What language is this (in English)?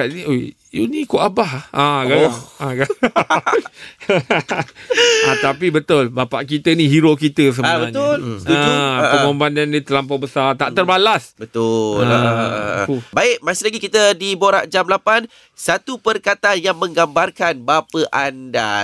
Malay